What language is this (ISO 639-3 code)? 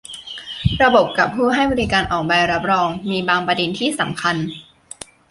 tha